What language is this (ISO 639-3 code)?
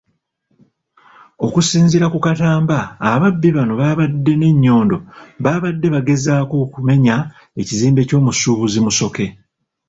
lug